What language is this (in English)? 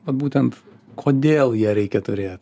Lithuanian